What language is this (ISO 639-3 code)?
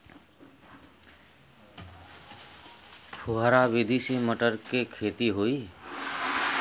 bho